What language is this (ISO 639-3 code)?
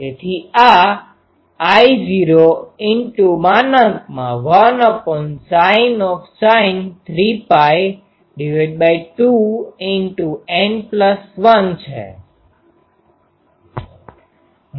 guj